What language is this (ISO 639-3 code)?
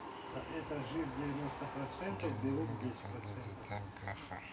rus